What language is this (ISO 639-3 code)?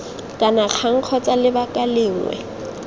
tsn